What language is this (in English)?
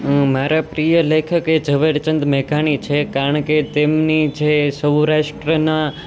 Gujarati